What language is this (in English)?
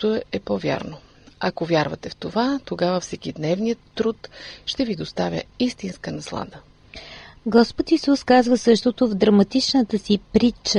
Bulgarian